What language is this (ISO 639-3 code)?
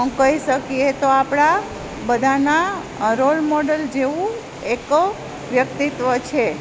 guj